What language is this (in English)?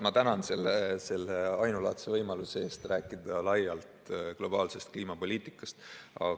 Estonian